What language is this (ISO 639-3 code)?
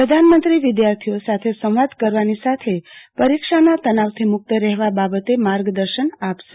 guj